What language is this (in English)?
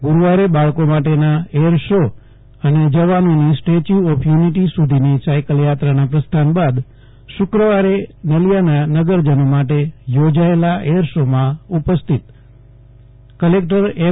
Gujarati